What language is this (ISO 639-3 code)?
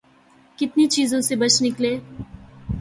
urd